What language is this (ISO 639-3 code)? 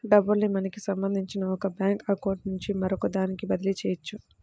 tel